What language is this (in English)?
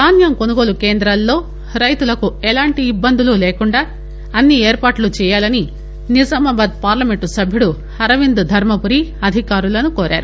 Telugu